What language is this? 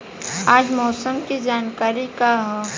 Bhojpuri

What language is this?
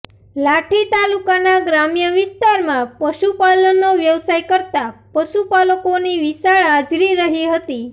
Gujarati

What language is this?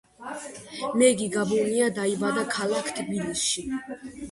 Georgian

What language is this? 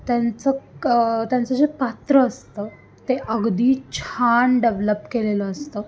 Marathi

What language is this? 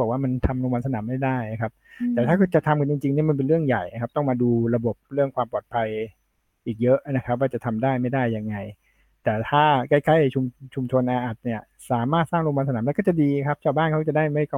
Thai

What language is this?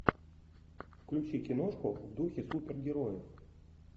Russian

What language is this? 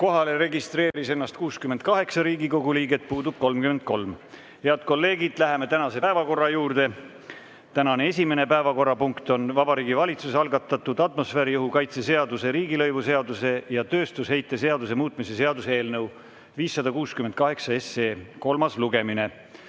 Estonian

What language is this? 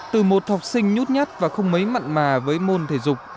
Vietnamese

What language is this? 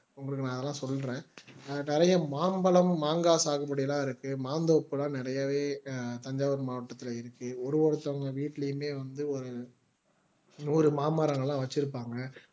Tamil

